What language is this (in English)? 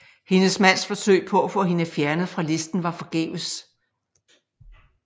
Danish